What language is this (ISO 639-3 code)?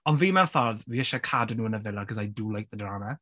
cym